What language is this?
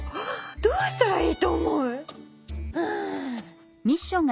Japanese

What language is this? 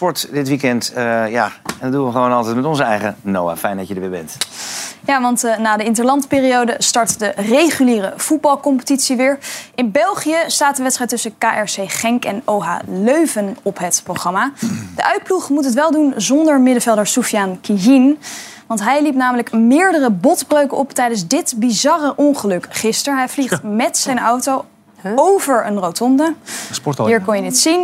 Dutch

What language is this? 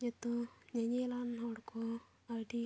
Santali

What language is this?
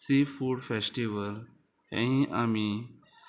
Konkani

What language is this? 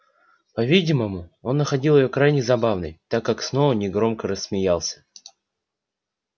Russian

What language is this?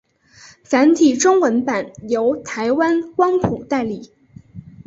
Chinese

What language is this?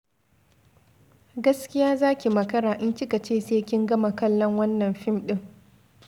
Hausa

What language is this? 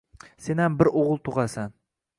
Uzbek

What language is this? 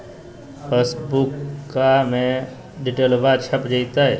Magahi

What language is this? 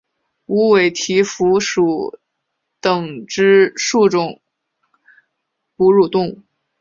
Chinese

